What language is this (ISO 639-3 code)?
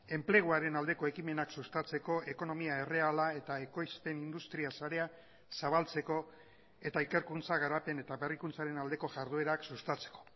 eus